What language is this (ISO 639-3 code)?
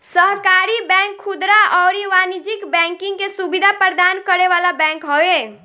bho